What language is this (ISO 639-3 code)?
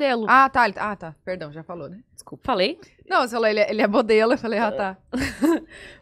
por